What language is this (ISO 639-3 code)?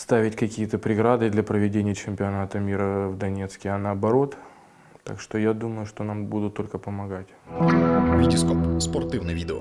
rus